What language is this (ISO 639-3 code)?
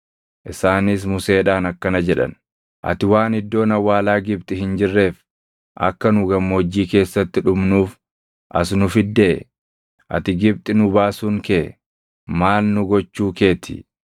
orm